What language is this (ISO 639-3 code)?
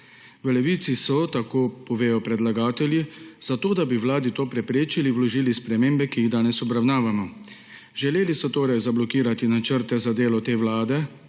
slv